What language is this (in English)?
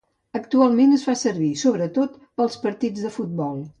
Catalan